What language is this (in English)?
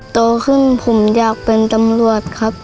Thai